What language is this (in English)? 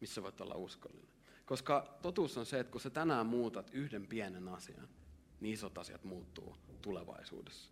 Finnish